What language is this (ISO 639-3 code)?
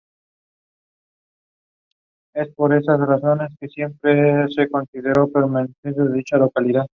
spa